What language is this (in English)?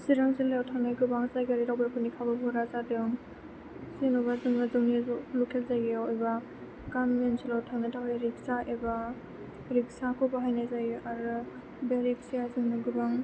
Bodo